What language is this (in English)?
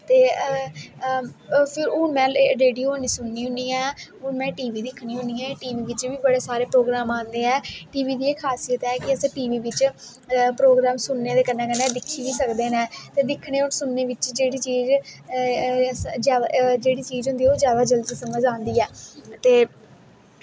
Dogri